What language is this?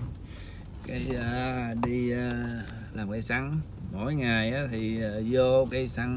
Vietnamese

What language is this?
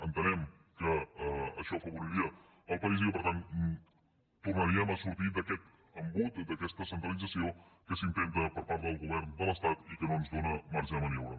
Catalan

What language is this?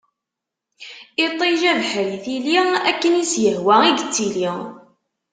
Kabyle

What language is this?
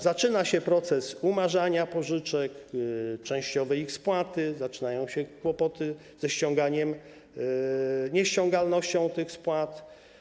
Polish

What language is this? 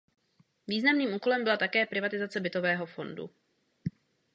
Czech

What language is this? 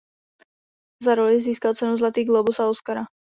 Czech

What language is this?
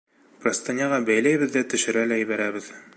Bashkir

